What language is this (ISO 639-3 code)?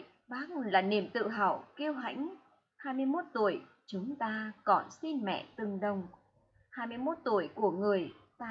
vie